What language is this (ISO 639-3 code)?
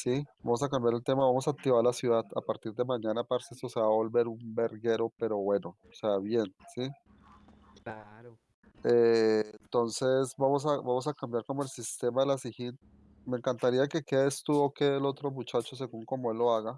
spa